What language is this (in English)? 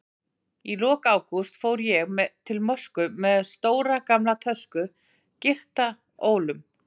Icelandic